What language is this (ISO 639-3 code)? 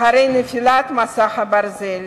heb